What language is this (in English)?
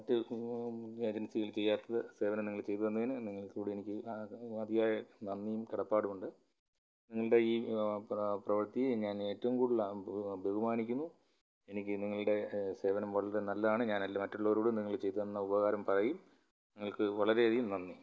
Malayalam